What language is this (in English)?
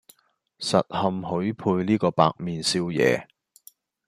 Cantonese